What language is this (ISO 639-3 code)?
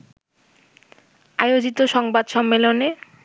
ben